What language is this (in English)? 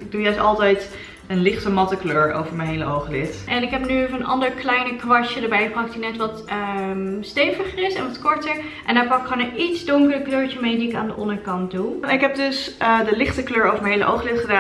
Dutch